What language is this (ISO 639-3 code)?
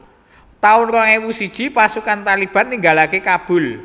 jav